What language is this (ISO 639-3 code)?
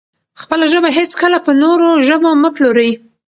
pus